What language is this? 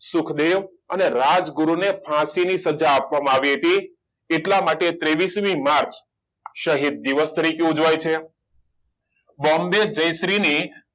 Gujarati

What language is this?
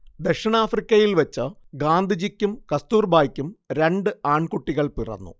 Malayalam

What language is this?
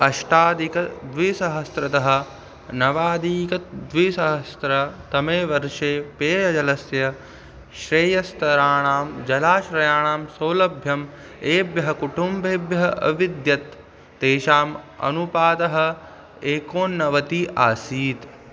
Sanskrit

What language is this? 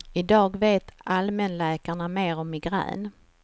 Swedish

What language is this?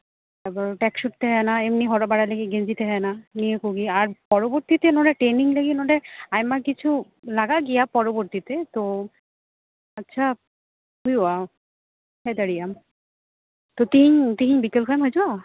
Santali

